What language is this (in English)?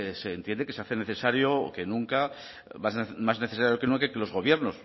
Spanish